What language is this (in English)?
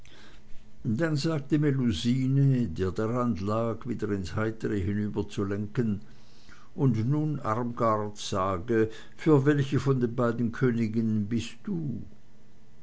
German